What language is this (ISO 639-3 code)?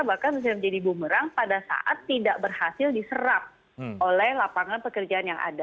ind